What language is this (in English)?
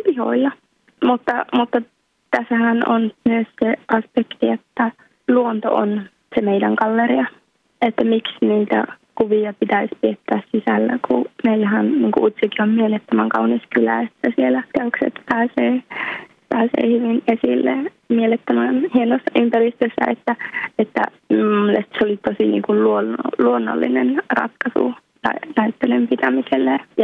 Finnish